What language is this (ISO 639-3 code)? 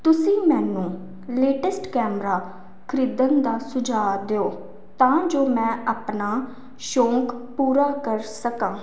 pan